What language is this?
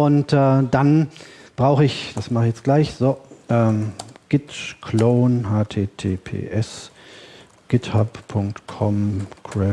German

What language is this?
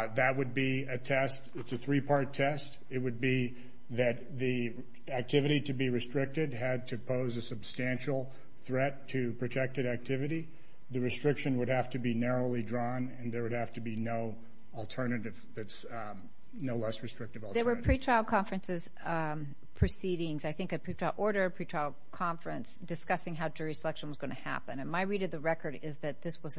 English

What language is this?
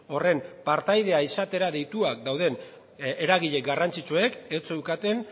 Basque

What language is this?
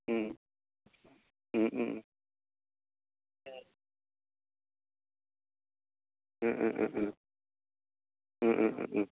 Bodo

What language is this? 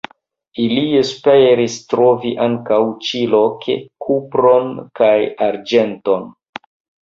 Esperanto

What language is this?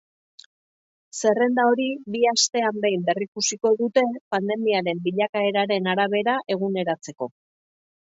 Basque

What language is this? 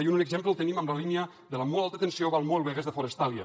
Catalan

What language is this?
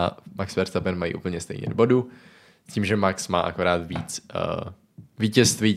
Czech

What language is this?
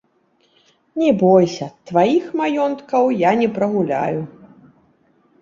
Belarusian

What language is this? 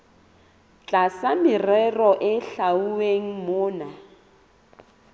Southern Sotho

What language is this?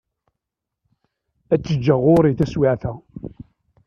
Kabyle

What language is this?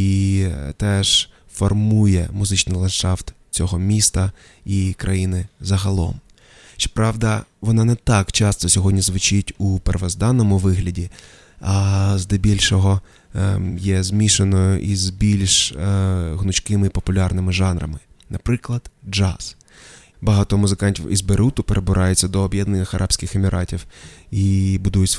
Ukrainian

